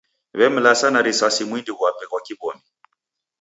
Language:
Taita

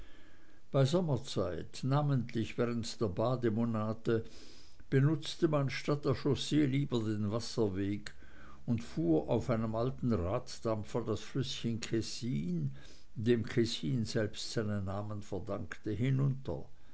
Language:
German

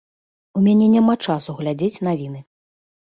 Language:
Belarusian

